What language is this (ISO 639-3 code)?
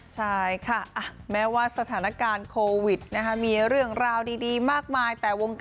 tha